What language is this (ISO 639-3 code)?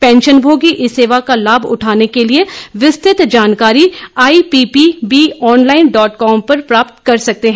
hin